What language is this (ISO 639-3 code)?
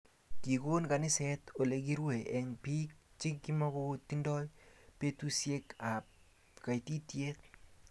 kln